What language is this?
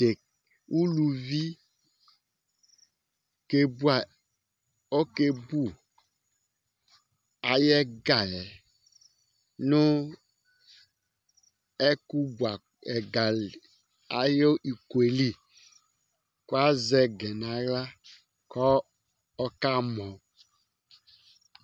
Ikposo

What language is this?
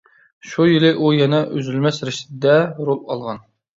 Uyghur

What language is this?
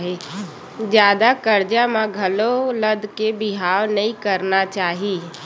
Chhattisgarhi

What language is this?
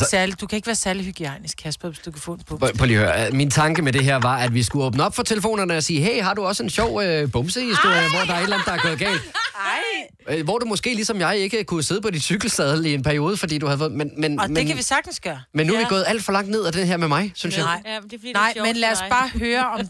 Danish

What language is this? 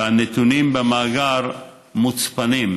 Hebrew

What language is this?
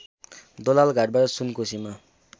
Nepali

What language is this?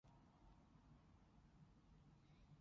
Cantonese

